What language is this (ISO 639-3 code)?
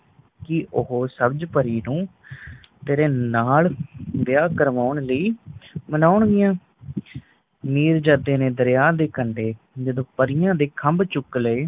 pan